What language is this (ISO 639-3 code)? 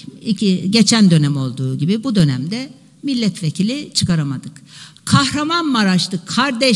tur